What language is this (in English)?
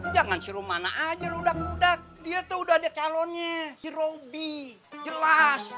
Indonesian